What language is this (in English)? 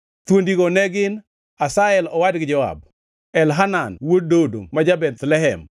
Luo (Kenya and Tanzania)